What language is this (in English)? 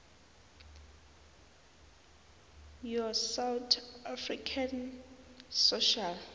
South Ndebele